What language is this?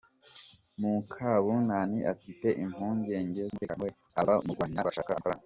Kinyarwanda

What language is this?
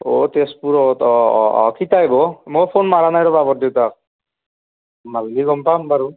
Assamese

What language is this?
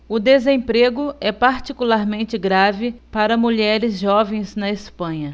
Portuguese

